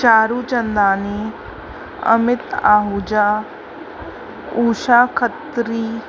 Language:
Sindhi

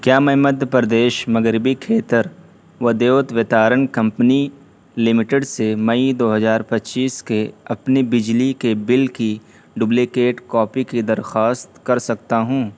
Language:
Urdu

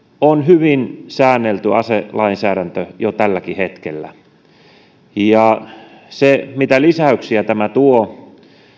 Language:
Finnish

